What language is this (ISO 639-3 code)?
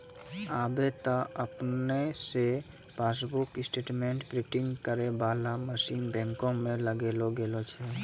mai